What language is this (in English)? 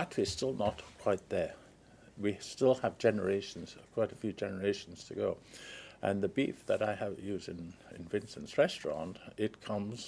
English